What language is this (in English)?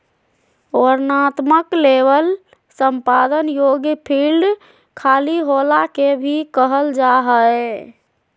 Magahi